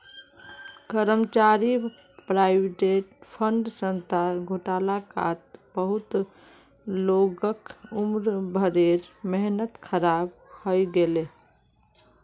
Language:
Magahi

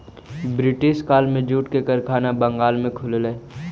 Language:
Magahi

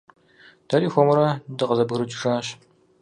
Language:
Kabardian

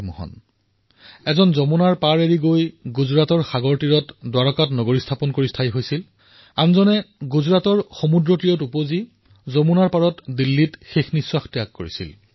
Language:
Assamese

